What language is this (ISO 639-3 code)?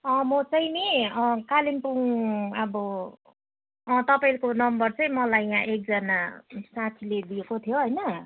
nep